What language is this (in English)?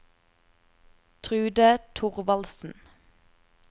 Norwegian